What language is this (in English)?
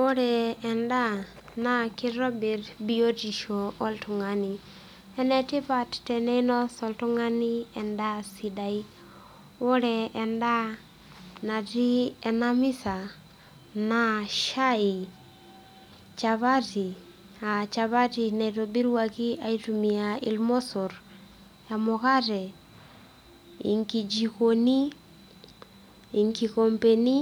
Masai